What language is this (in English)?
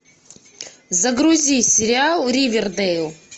Russian